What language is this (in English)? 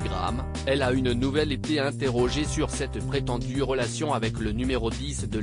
French